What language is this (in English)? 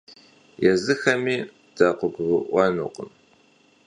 Kabardian